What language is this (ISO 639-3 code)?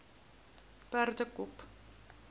afr